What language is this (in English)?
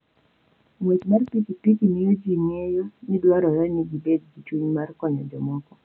Luo (Kenya and Tanzania)